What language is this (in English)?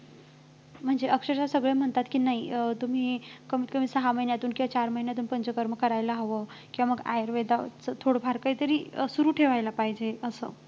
Marathi